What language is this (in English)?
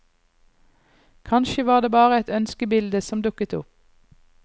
Norwegian